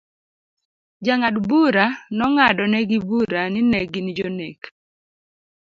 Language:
Luo (Kenya and Tanzania)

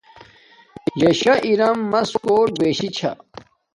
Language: Domaaki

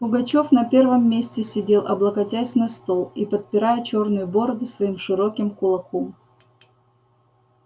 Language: Russian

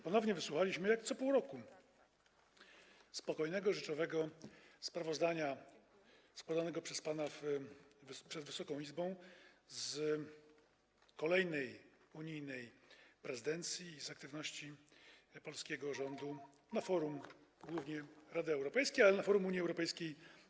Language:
Polish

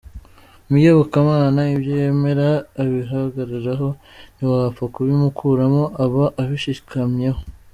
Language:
Kinyarwanda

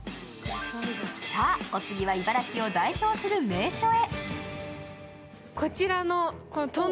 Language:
Japanese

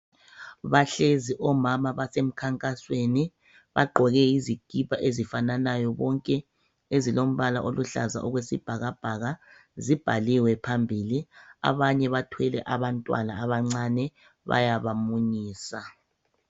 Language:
North Ndebele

